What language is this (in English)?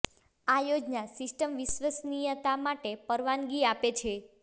Gujarati